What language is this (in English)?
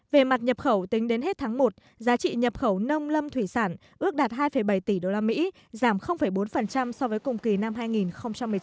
Vietnamese